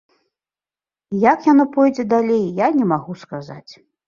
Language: Belarusian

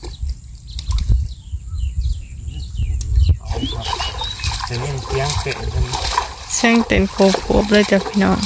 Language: Thai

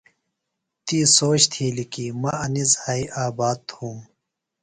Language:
Phalura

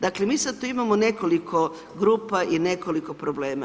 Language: Croatian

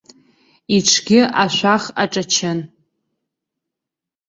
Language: Abkhazian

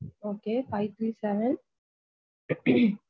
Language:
Tamil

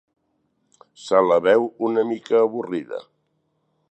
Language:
Catalan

